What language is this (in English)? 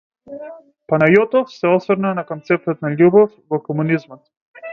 Macedonian